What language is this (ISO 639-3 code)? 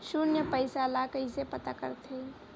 hne